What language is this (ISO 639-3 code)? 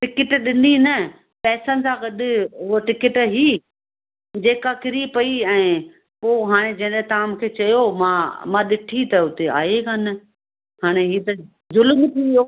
snd